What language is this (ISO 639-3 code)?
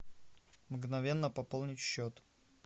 rus